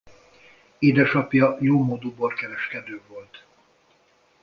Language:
Hungarian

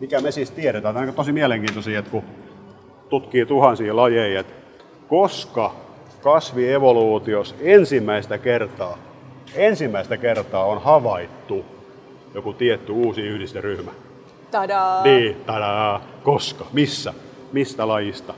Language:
Finnish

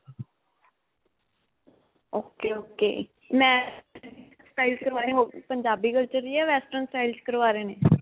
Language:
Punjabi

